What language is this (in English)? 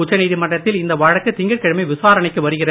Tamil